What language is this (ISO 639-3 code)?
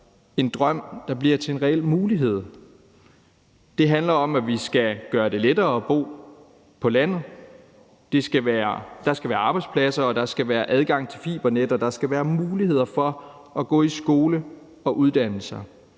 dan